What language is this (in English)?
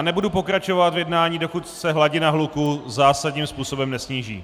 Czech